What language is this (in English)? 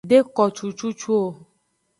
Aja (Benin)